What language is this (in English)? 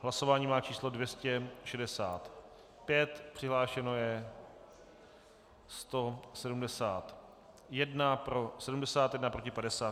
Czech